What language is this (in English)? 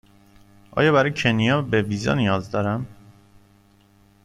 Persian